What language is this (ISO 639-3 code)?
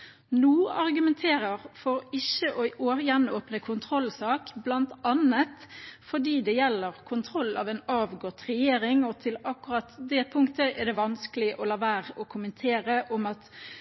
nor